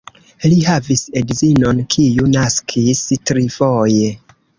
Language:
Esperanto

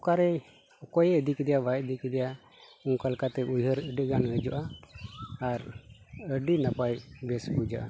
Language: Santali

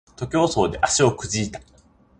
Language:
Japanese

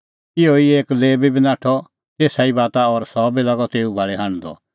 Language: Kullu Pahari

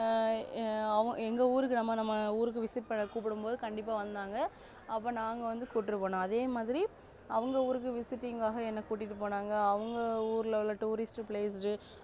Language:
Tamil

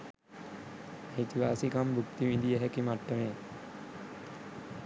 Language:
Sinhala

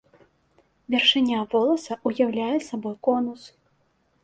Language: Belarusian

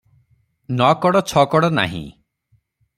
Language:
Odia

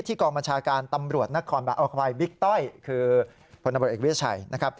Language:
Thai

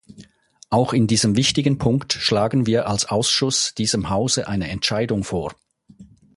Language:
German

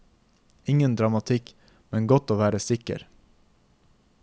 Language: Norwegian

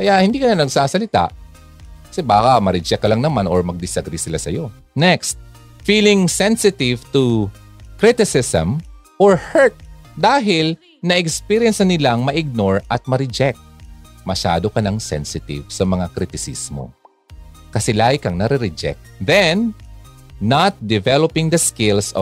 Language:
Filipino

